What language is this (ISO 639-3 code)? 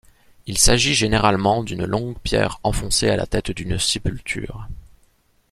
fra